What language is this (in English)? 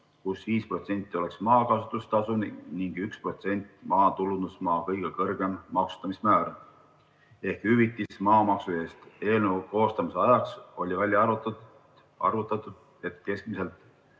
Estonian